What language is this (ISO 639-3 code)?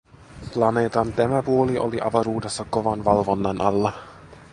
fin